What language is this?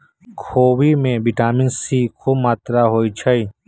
Magahi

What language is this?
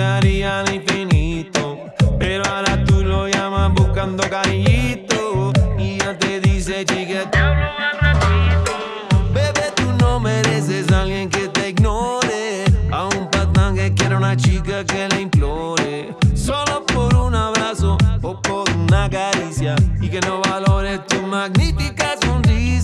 Spanish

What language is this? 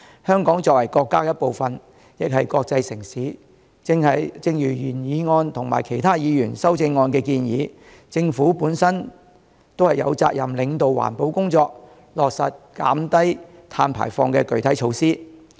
Cantonese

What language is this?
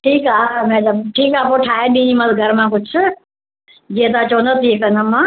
Sindhi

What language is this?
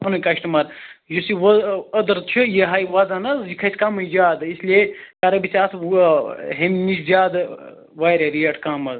Kashmiri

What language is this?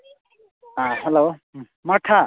Manipuri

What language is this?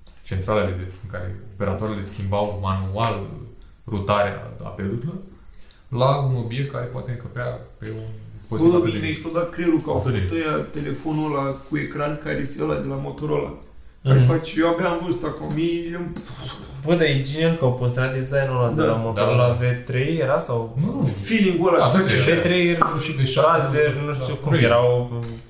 Romanian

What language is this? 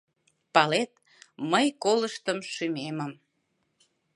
Mari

